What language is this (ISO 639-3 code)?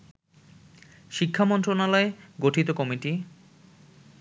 ben